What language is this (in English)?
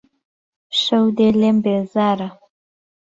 Central Kurdish